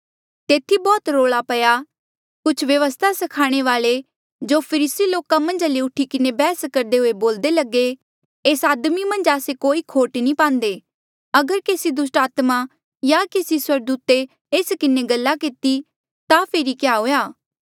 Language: Mandeali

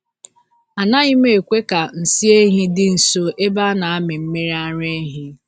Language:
Igbo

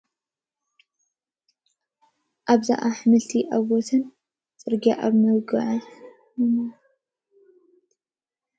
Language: Tigrinya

